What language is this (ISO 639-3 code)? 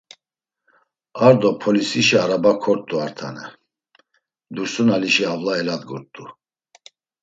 lzz